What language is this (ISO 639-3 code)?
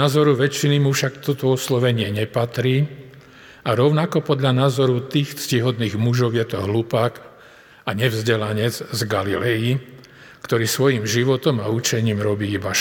slk